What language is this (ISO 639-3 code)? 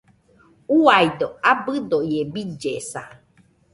hux